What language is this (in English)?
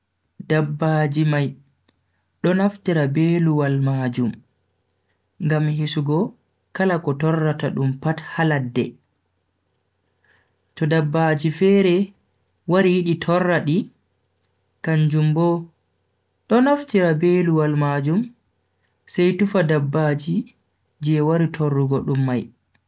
Bagirmi Fulfulde